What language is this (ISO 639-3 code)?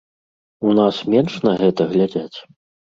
bel